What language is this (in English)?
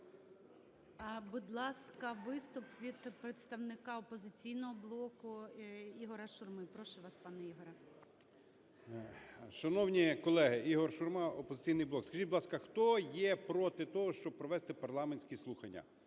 Ukrainian